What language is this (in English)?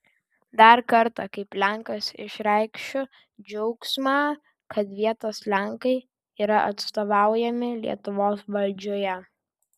Lithuanian